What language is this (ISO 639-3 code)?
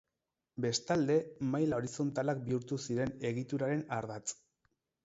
eus